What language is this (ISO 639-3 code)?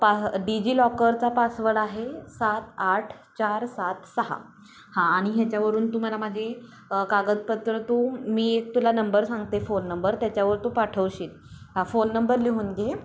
mar